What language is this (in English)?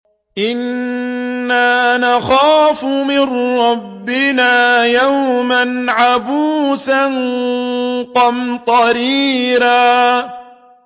Arabic